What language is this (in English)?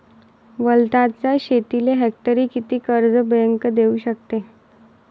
Marathi